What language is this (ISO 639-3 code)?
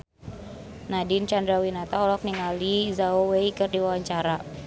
sun